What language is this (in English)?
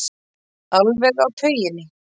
Icelandic